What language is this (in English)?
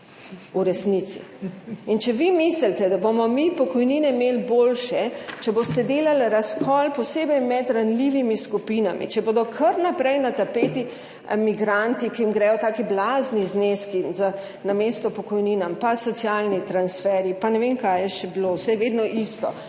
Slovenian